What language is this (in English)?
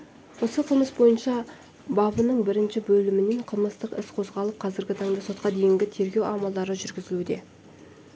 Kazakh